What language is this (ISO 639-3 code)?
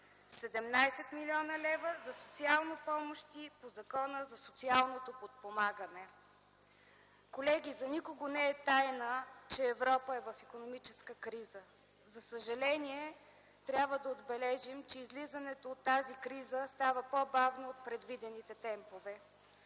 bul